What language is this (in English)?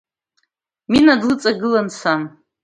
Abkhazian